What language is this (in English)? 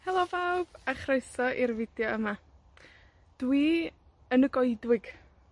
Welsh